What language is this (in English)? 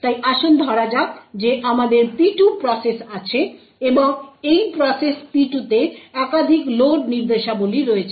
Bangla